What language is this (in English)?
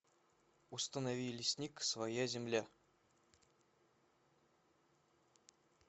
Russian